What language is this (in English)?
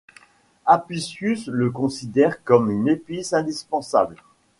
French